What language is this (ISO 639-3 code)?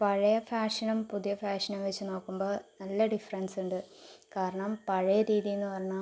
mal